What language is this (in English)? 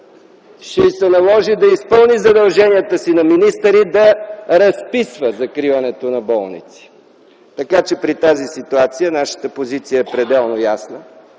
Bulgarian